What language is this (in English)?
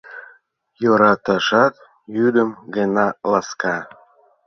Mari